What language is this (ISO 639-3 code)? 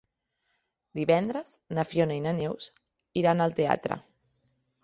cat